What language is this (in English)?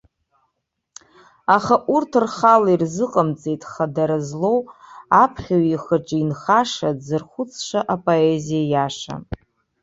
Abkhazian